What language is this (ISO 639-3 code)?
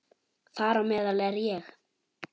isl